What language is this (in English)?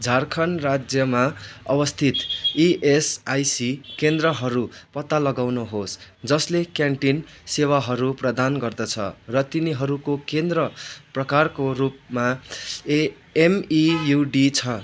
Nepali